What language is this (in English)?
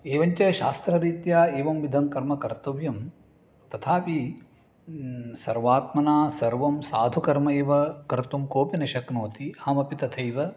Sanskrit